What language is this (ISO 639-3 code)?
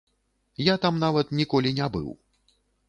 bel